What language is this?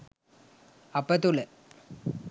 Sinhala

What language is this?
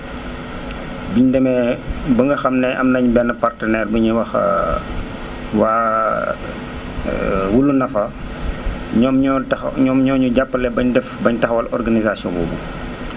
Wolof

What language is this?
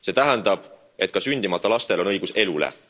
Estonian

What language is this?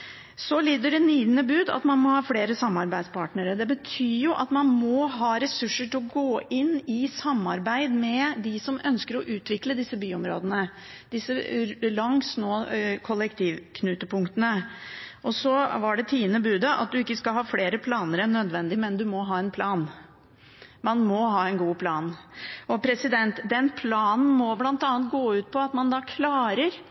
Norwegian Bokmål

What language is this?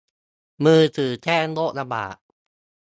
Thai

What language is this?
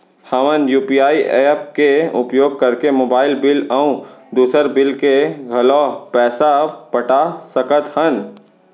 Chhattisgarhi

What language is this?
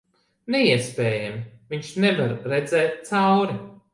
Latvian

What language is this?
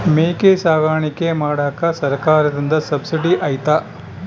Kannada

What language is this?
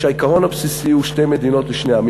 Hebrew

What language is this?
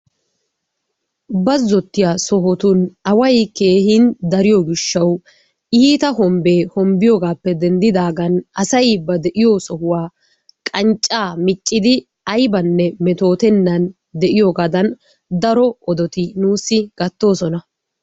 Wolaytta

